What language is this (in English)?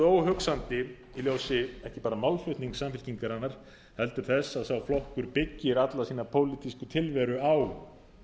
Icelandic